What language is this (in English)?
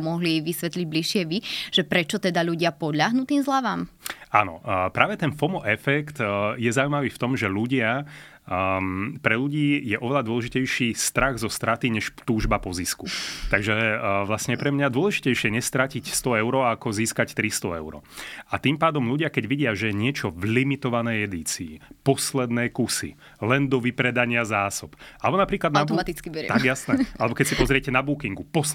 Slovak